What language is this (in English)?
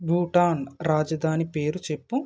Telugu